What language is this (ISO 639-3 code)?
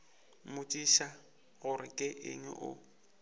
nso